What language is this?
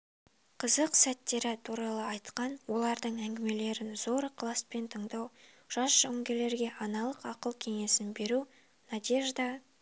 Kazakh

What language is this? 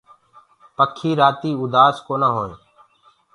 Gurgula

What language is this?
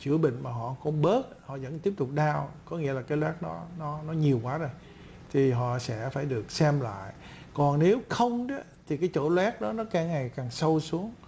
Vietnamese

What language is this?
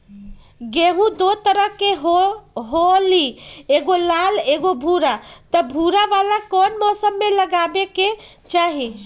Magahi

